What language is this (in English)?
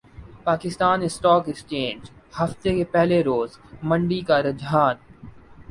Urdu